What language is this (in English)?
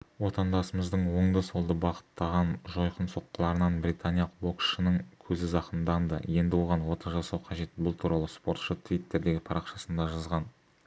Kazakh